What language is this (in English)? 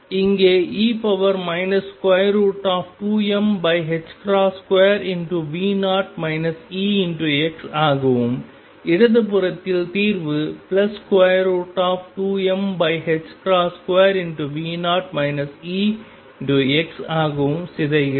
Tamil